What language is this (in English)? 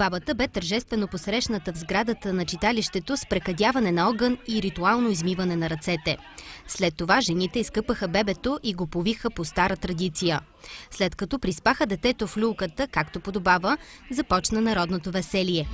Bulgarian